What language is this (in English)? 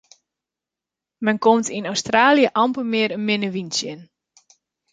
Western Frisian